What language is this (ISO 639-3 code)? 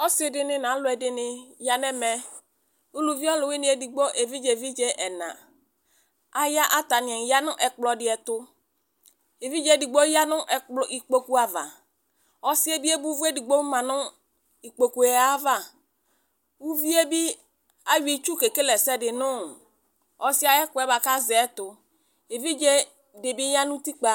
kpo